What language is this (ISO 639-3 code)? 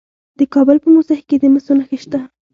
pus